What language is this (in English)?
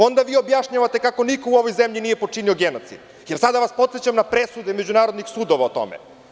Serbian